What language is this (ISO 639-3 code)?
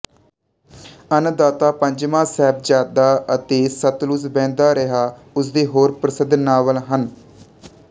pan